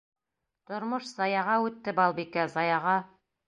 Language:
Bashkir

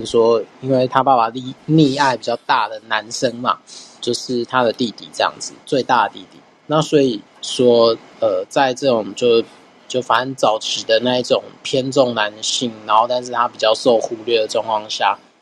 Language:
Chinese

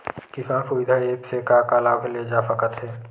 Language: Chhattisgarhi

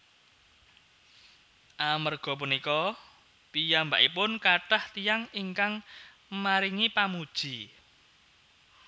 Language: Javanese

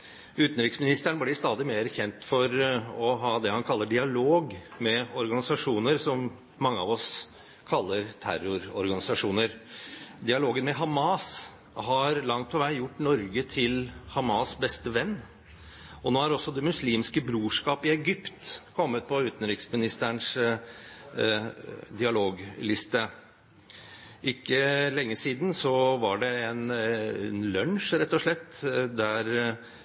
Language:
Norwegian Bokmål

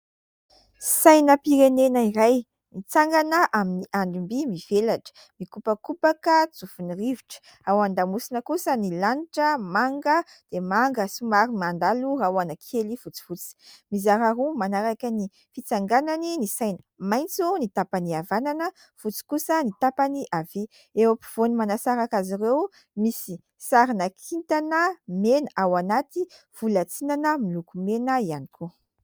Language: Malagasy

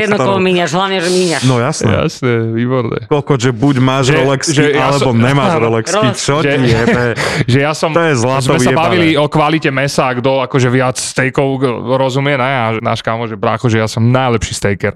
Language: Slovak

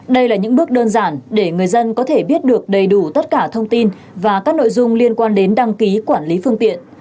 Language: Vietnamese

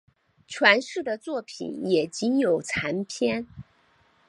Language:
Chinese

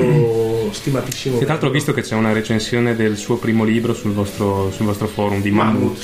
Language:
Italian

